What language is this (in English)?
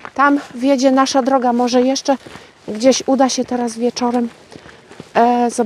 Polish